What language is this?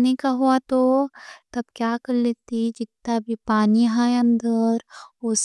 Deccan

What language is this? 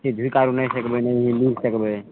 Maithili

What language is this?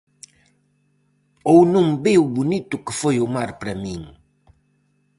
Galician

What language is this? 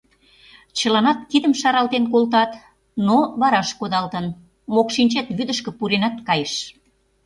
Mari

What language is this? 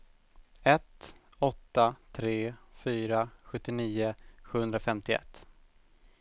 Swedish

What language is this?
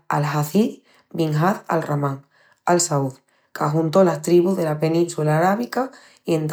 Extremaduran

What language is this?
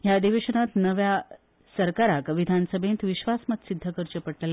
Konkani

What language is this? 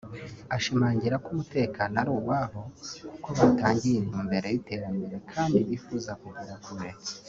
Kinyarwanda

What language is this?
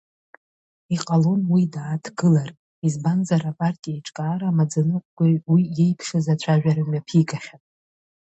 Abkhazian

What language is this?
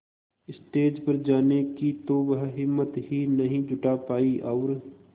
Hindi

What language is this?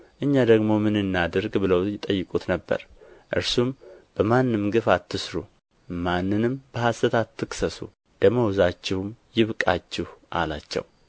Amharic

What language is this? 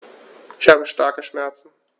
German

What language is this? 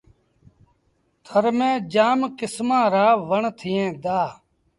Sindhi Bhil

